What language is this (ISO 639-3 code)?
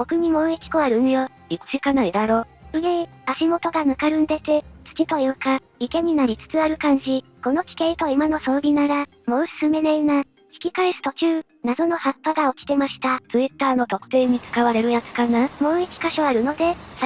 jpn